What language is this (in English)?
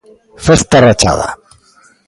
Galician